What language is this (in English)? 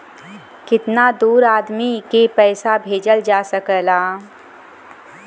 Bhojpuri